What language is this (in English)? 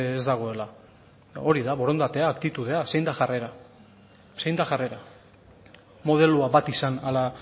Basque